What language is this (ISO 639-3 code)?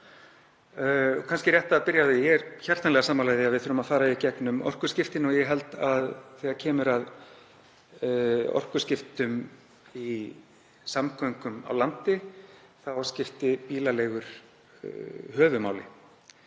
isl